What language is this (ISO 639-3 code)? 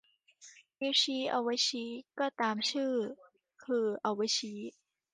tha